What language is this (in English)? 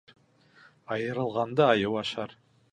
Bashkir